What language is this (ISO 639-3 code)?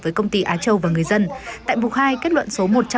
vie